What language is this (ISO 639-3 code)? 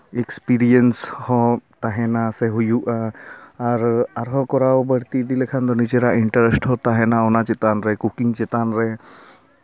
sat